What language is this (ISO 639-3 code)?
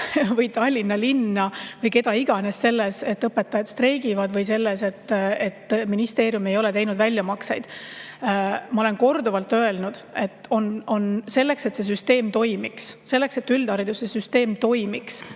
est